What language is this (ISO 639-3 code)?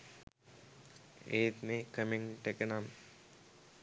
sin